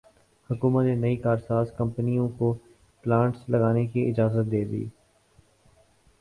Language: Urdu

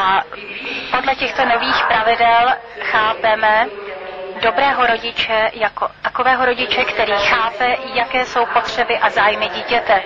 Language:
Czech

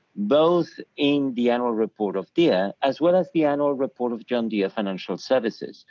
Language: English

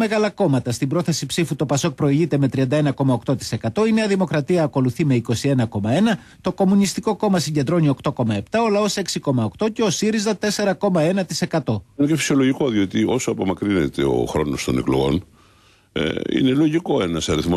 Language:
Greek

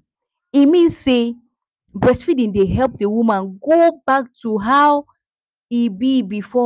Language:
Nigerian Pidgin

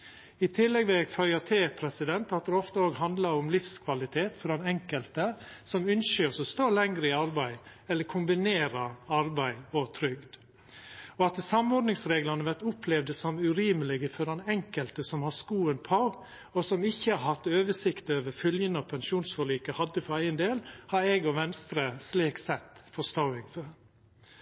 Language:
Norwegian Nynorsk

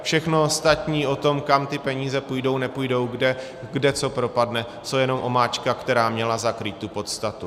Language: Czech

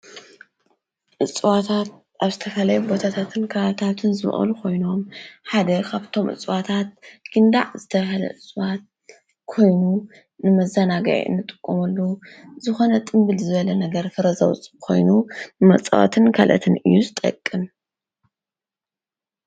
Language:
Tigrinya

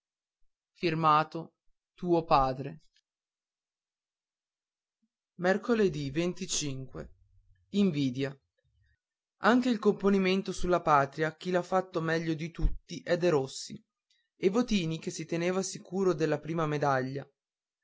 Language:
Italian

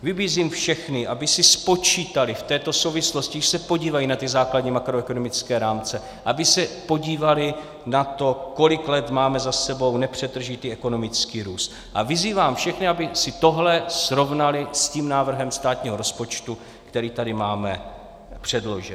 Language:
Czech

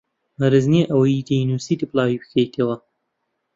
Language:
Central Kurdish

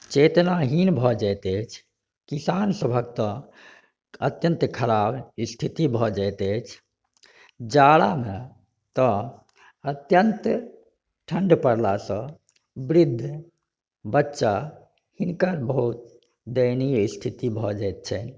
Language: Maithili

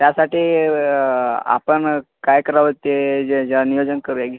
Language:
Marathi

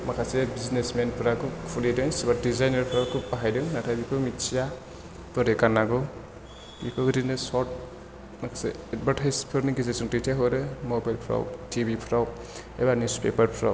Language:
Bodo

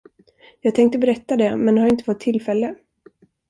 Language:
Swedish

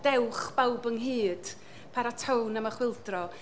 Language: Welsh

